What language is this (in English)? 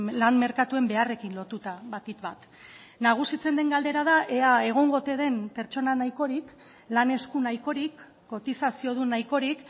Basque